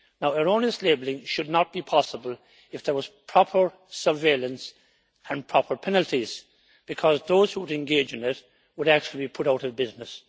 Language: English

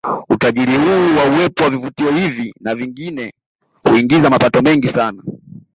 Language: Swahili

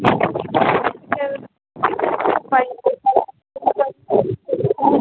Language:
Maithili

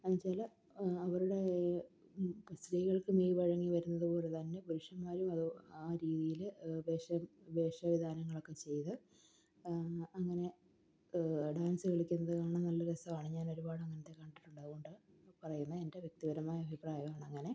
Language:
Malayalam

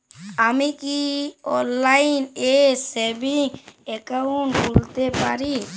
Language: Bangla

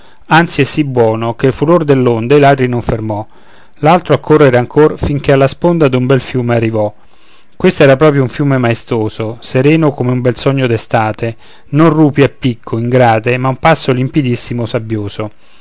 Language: Italian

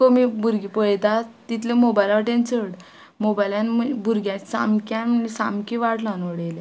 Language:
Konkani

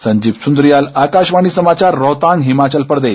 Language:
Hindi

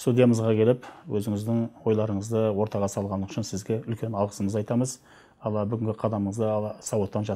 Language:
Turkish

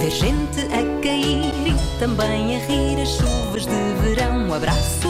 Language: Portuguese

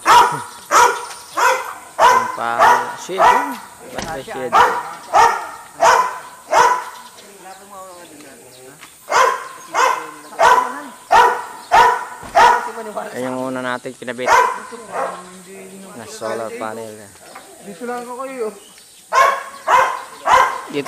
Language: Filipino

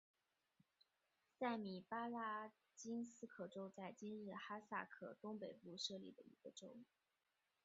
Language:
Chinese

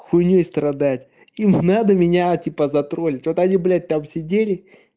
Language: Russian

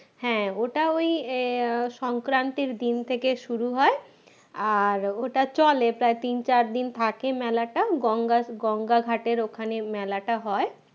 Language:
Bangla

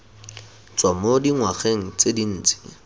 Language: Tswana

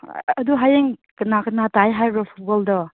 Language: Manipuri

